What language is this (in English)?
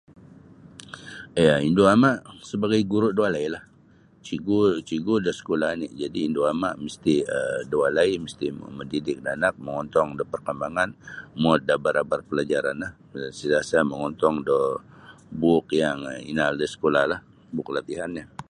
Sabah Bisaya